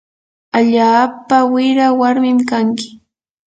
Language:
Yanahuanca Pasco Quechua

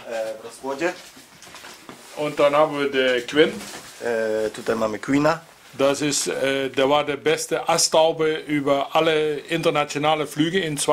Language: Polish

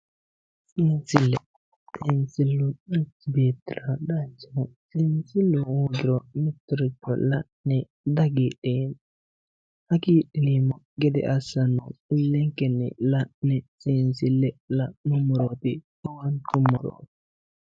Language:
Sidamo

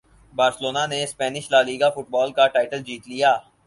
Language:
Urdu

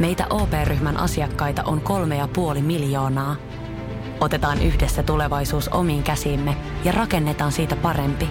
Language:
Finnish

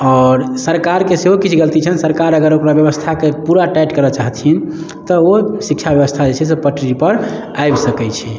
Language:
Maithili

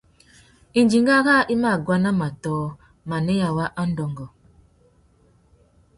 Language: Tuki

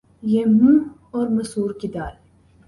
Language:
Urdu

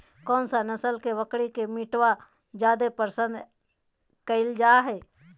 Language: Magahi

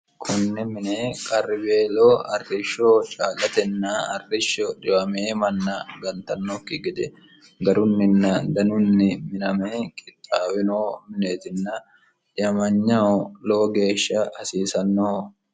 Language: Sidamo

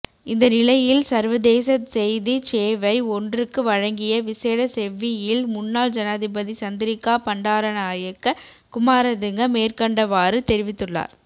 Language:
Tamil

